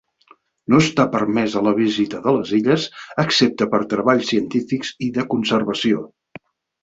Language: Catalan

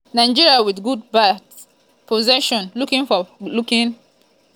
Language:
Nigerian Pidgin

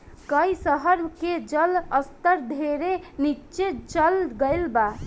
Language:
Bhojpuri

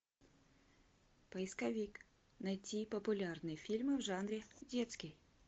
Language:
Russian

